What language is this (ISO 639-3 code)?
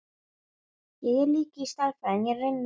isl